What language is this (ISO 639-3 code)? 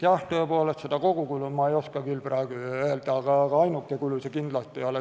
est